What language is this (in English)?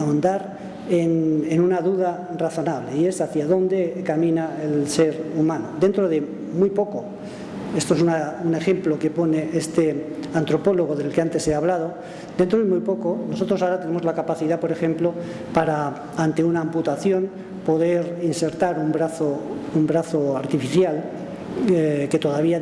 Spanish